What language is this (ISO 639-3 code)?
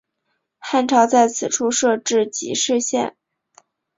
zho